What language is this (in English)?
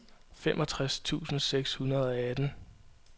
Danish